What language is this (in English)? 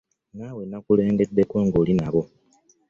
Ganda